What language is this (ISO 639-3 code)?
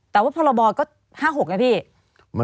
tha